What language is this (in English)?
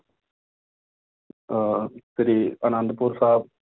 Punjabi